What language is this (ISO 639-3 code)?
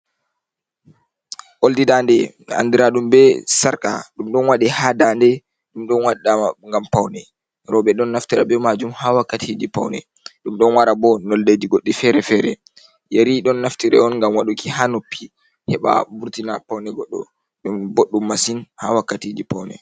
ful